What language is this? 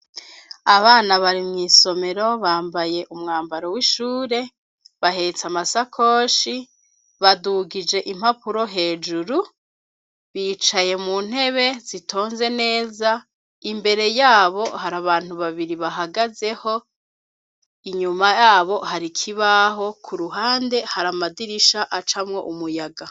Rundi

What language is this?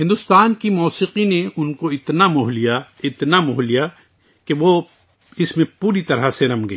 Urdu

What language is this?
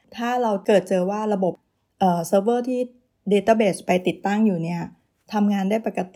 Thai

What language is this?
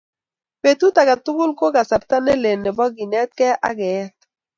Kalenjin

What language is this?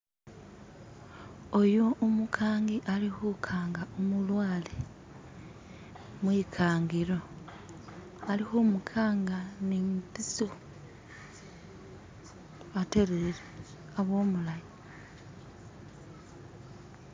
Masaaba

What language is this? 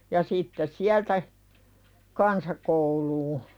Finnish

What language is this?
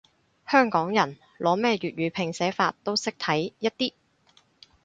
Cantonese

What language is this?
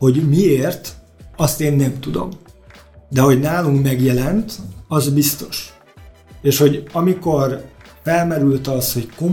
Hungarian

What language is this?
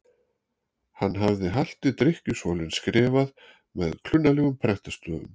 Icelandic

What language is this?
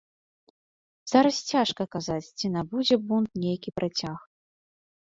Belarusian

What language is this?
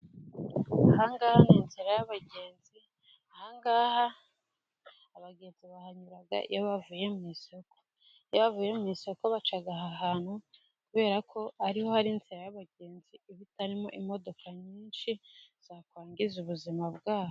Kinyarwanda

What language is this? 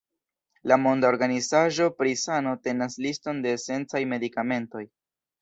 Esperanto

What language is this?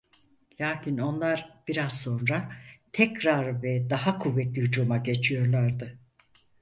Turkish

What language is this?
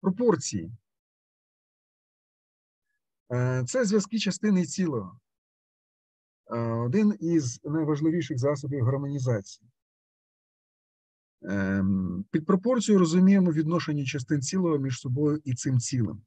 Russian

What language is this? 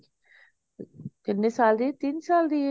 Punjabi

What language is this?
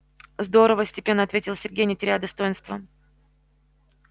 Russian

